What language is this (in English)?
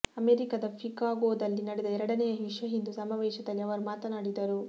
Kannada